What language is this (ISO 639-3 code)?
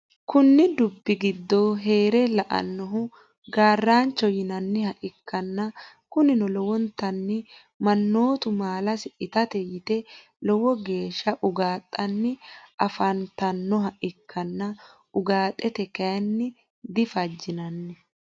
sid